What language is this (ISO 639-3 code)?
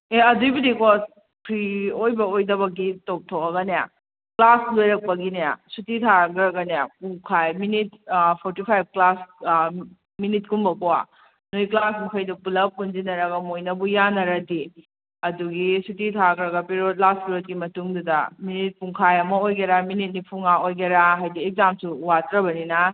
mni